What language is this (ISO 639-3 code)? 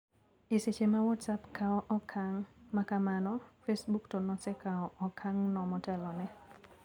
luo